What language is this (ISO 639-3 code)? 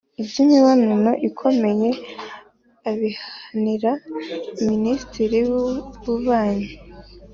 kin